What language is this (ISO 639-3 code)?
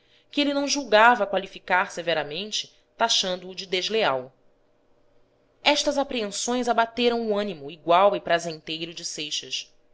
por